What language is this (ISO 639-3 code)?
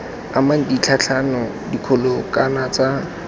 tsn